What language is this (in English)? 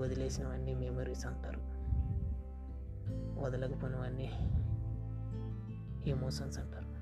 Telugu